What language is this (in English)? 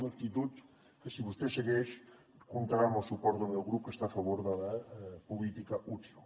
Catalan